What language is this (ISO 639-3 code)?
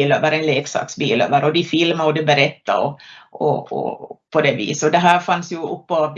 swe